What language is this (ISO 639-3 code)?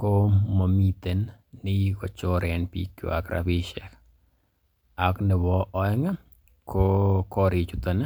kln